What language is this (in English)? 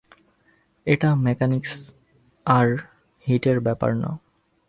Bangla